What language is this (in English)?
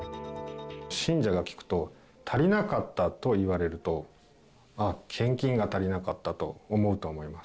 Japanese